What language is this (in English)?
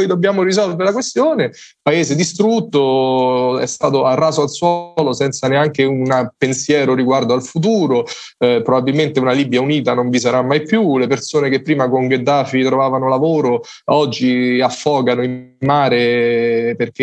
Italian